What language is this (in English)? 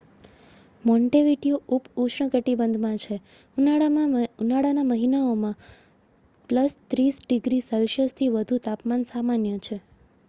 Gujarati